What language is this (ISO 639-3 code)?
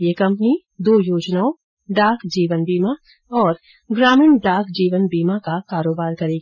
hin